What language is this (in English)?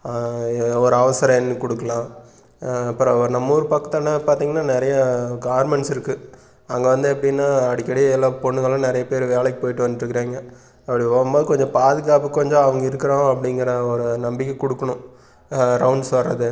Tamil